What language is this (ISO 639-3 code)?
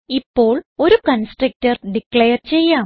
mal